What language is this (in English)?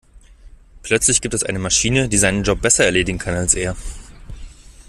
German